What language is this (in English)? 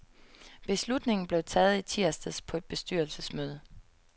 Danish